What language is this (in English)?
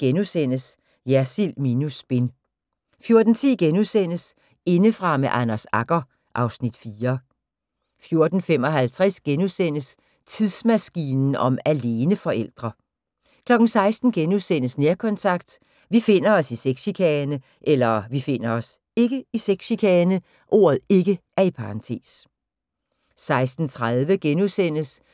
Danish